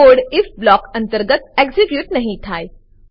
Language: Gujarati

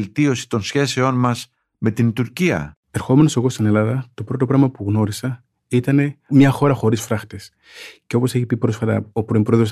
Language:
Greek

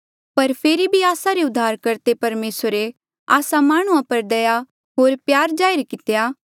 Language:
Mandeali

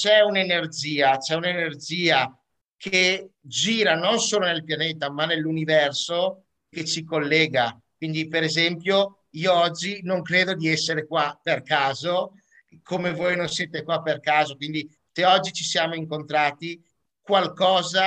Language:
Italian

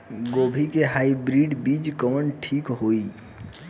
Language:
Bhojpuri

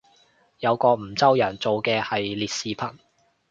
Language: Cantonese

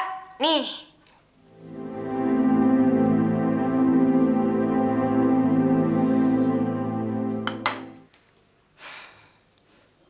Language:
Indonesian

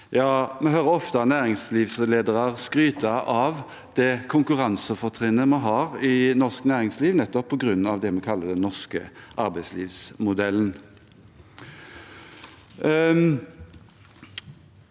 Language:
Norwegian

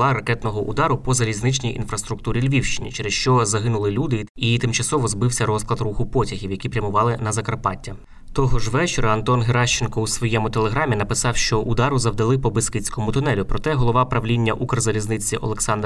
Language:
Ukrainian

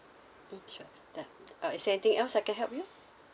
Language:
English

